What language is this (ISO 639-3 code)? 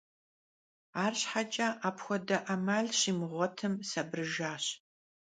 kbd